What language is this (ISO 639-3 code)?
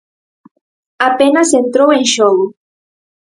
glg